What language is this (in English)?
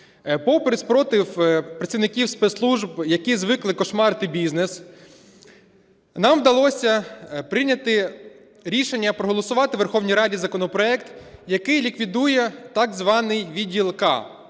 Ukrainian